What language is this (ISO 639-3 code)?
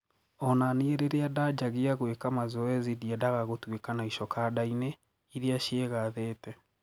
kik